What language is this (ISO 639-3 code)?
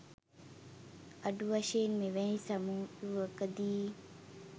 sin